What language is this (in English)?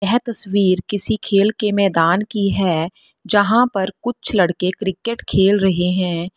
Hindi